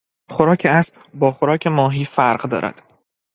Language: Persian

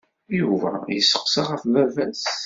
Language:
Kabyle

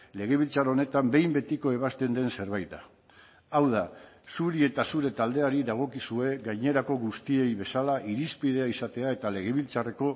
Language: Basque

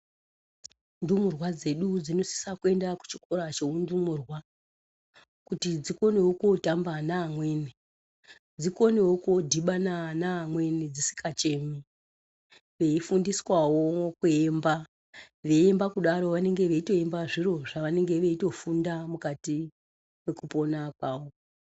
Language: Ndau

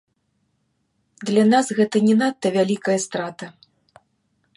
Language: Belarusian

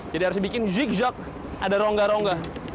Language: Indonesian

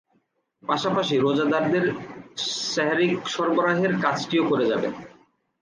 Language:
Bangla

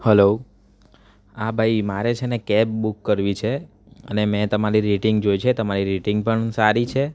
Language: Gujarati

